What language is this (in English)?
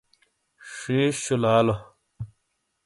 Shina